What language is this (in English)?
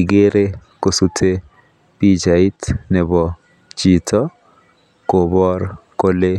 Kalenjin